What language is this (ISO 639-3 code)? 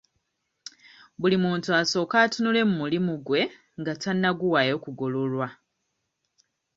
lug